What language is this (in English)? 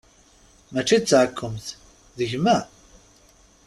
Kabyle